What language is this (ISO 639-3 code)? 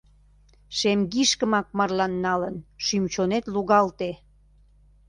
chm